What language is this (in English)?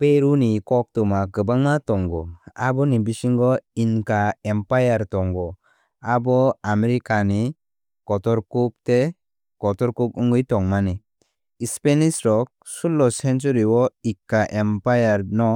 Kok Borok